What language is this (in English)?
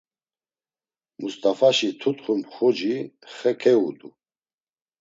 Laz